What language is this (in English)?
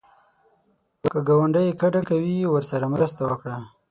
Pashto